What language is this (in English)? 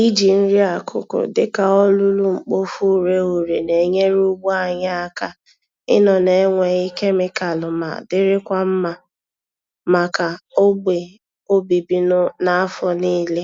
Igbo